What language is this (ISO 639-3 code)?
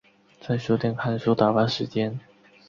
zho